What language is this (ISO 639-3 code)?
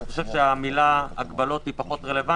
heb